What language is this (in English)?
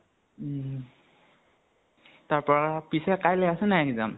Assamese